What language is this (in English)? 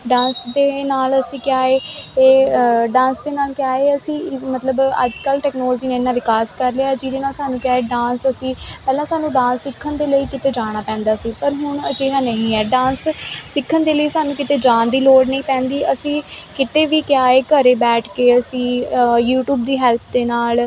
Punjabi